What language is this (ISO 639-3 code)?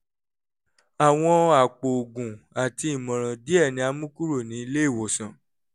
yor